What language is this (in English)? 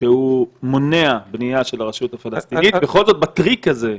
Hebrew